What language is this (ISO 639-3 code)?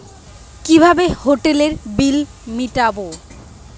ben